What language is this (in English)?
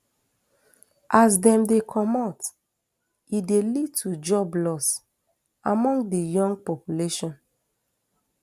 Nigerian Pidgin